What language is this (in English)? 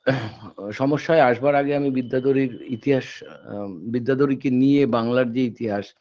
Bangla